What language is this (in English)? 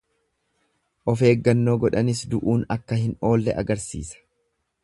Oromo